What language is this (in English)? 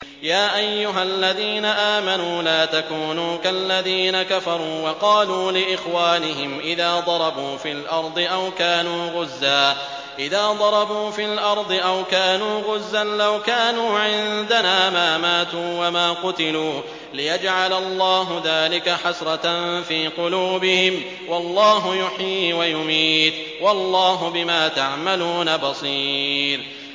Arabic